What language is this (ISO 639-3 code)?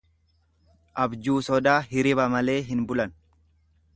orm